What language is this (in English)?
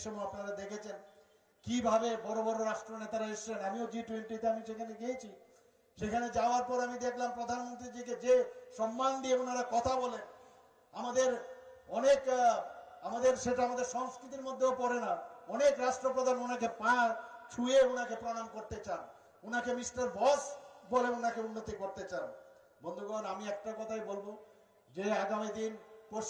Bangla